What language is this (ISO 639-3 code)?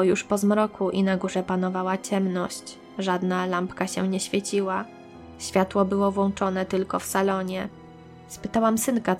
pol